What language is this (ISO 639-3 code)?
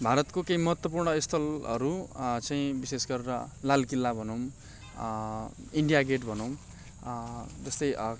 nep